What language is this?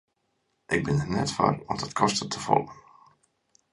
Western Frisian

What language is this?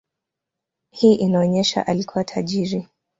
Swahili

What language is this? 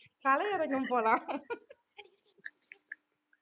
Tamil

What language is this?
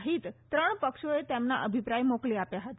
Gujarati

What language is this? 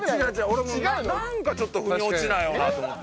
Japanese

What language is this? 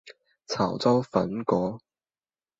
Cantonese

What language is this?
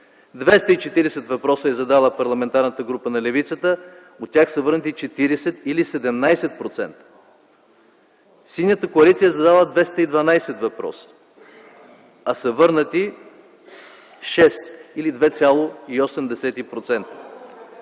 Bulgarian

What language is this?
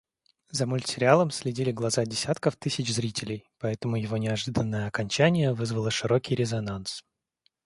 Russian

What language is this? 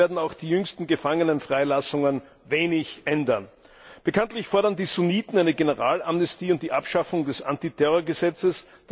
German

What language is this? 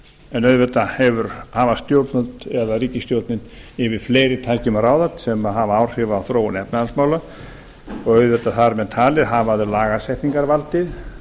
Icelandic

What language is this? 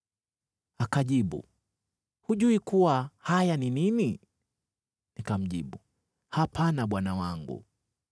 Swahili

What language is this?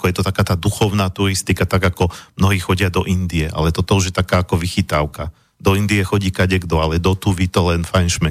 Slovak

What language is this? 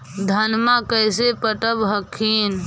Magahi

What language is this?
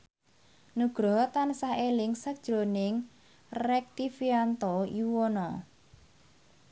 Javanese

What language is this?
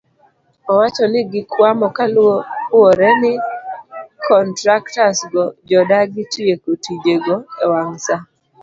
Luo (Kenya and Tanzania)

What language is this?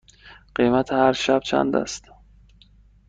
Persian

